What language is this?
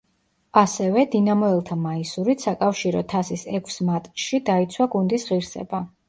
Georgian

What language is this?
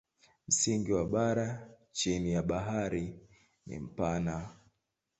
Swahili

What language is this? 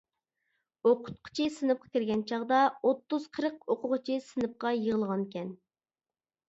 Uyghur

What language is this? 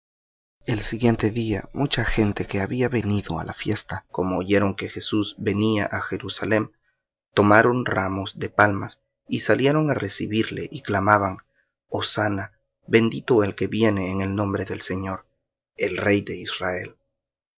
Spanish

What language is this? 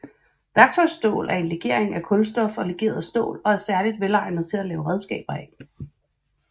Danish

